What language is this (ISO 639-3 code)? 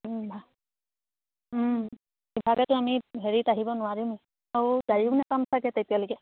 asm